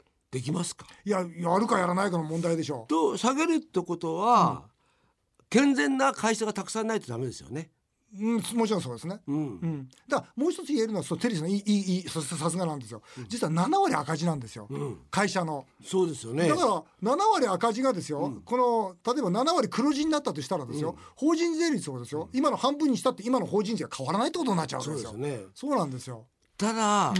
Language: Japanese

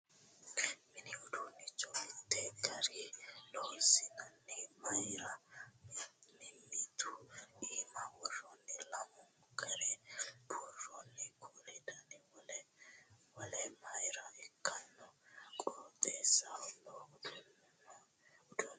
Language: Sidamo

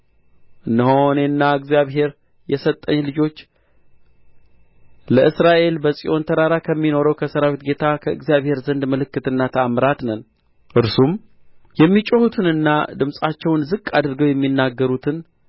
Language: Amharic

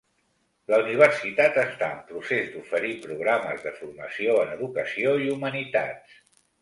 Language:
Catalan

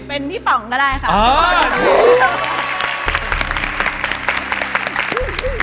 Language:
Thai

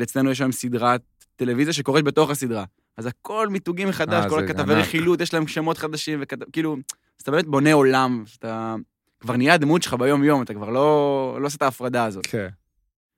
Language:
Hebrew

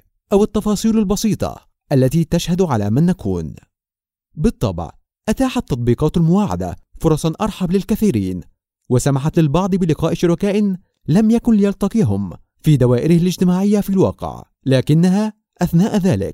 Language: Arabic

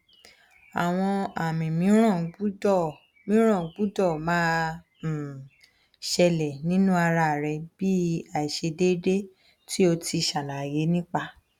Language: Yoruba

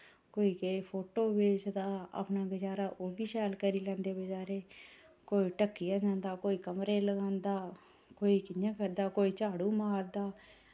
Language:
Dogri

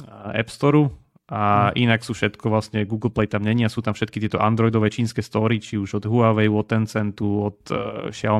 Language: Slovak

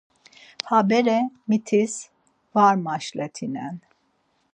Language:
Laz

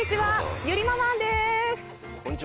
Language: Japanese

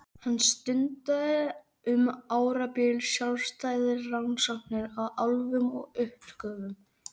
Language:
Icelandic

